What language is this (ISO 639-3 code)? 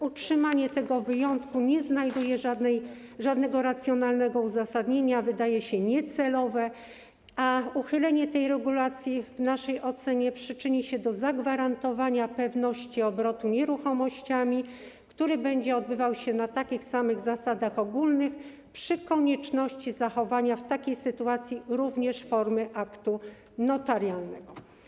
pol